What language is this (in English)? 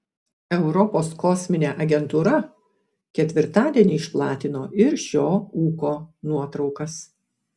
Lithuanian